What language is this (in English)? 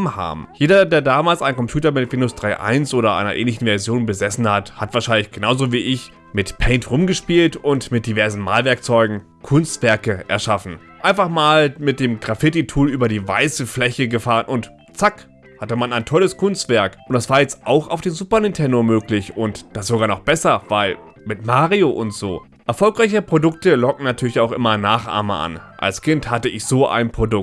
German